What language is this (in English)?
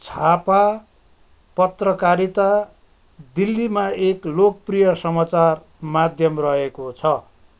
Nepali